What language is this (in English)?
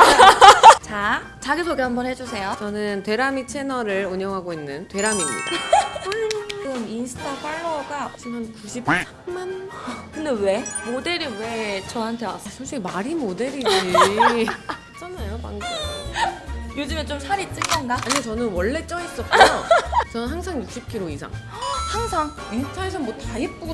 Korean